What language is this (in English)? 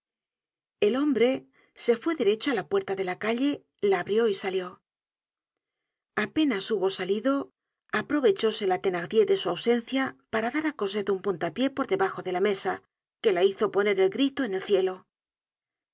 Spanish